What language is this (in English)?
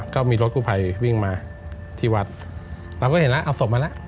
Thai